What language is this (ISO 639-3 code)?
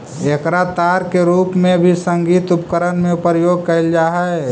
mag